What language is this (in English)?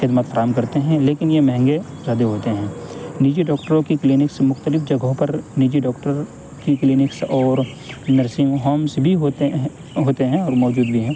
Urdu